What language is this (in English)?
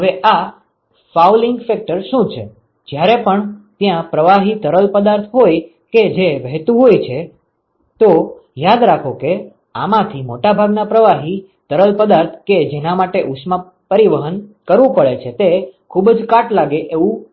Gujarati